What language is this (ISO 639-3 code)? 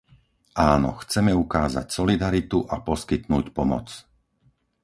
slk